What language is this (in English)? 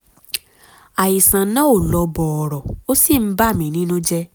Yoruba